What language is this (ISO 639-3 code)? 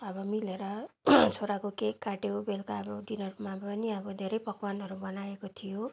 nep